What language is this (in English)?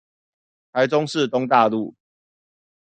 Chinese